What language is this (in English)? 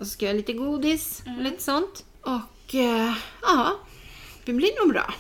Swedish